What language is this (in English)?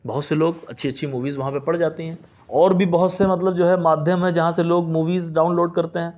Urdu